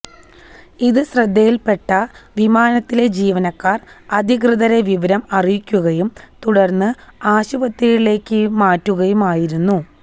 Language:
Malayalam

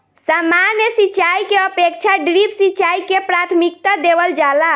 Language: Bhojpuri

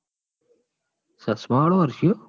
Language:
Gujarati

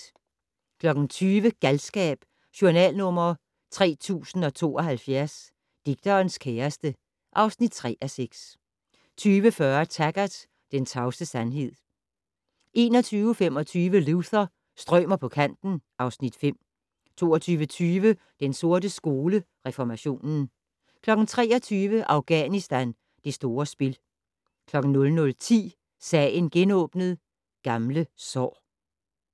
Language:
Danish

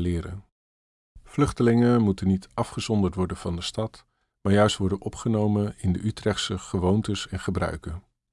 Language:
Dutch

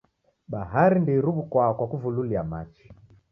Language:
Taita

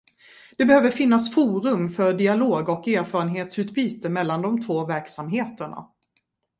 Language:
Swedish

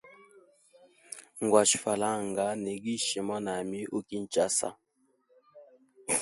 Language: Hemba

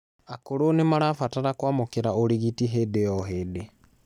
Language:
Kikuyu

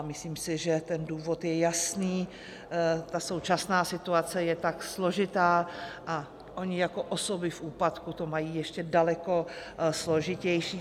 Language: Czech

